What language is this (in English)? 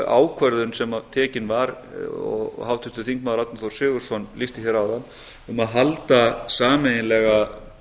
Icelandic